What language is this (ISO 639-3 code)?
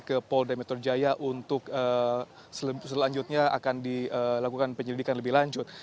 ind